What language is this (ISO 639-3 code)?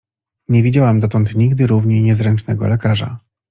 pol